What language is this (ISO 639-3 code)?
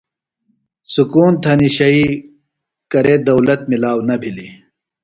phl